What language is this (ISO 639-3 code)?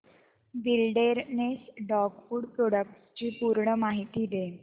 mar